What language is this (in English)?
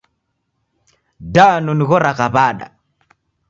Taita